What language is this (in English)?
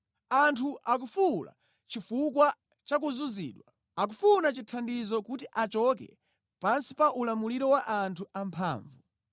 Nyanja